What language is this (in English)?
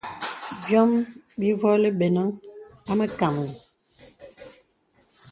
Bebele